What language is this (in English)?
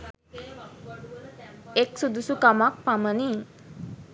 Sinhala